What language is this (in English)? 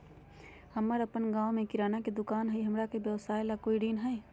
Magahi